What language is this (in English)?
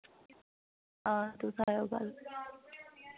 Dogri